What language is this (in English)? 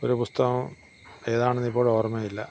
Malayalam